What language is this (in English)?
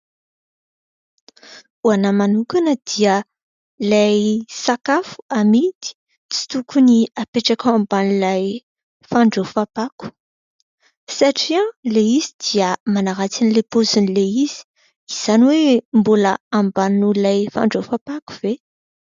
Malagasy